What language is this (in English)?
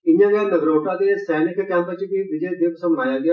Dogri